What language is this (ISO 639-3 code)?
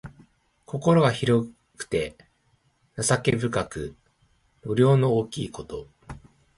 jpn